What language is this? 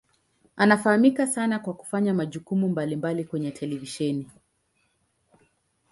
Swahili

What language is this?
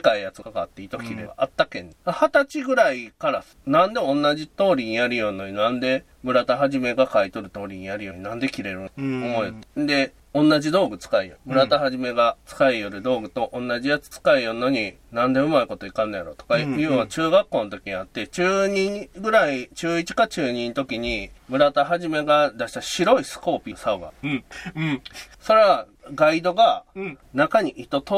Japanese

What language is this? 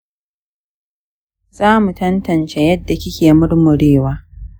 Hausa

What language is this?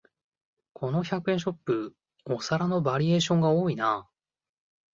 Japanese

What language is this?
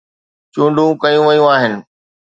Sindhi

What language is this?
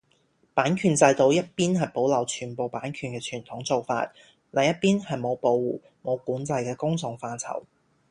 Cantonese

